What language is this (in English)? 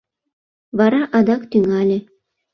Mari